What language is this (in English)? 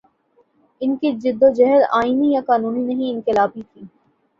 Urdu